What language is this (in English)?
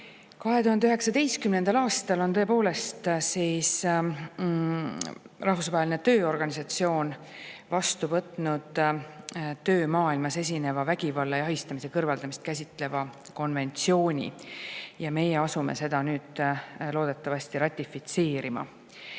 Estonian